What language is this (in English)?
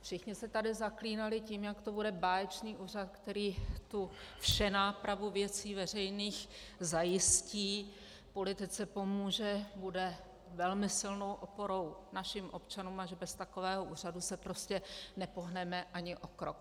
Czech